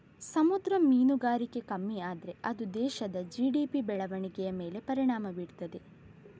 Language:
Kannada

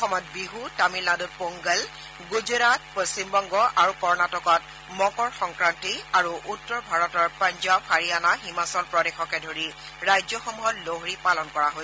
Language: Assamese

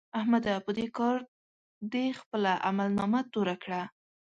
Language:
Pashto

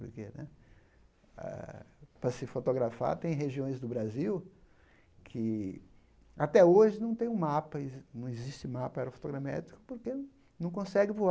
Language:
Portuguese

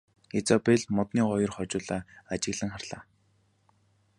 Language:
Mongolian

